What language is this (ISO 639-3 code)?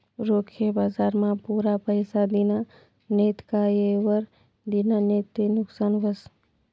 mar